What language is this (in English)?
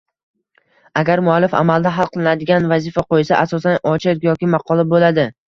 Uzbek